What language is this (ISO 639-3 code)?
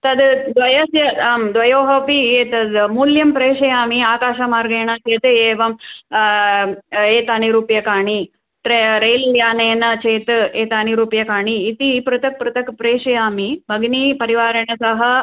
san